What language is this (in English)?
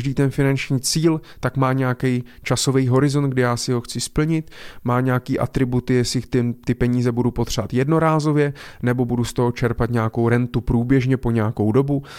Czech